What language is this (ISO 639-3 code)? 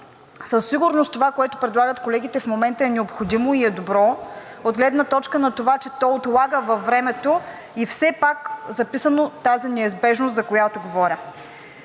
bul